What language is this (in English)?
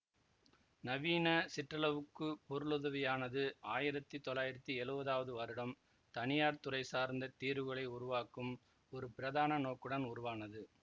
Tamil